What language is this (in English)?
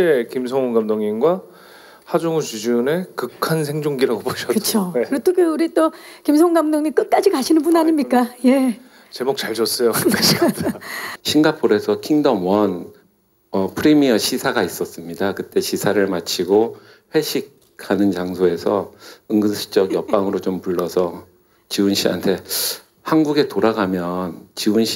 Korean